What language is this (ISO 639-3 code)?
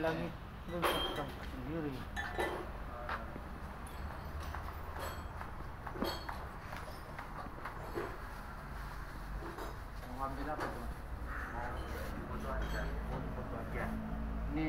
ind